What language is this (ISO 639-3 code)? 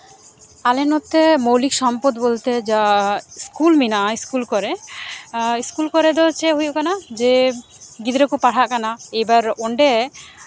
sat